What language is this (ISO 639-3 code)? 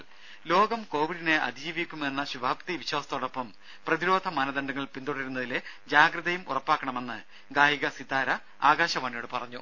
mal